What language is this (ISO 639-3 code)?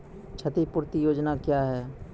mai